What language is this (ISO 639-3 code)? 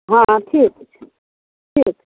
mai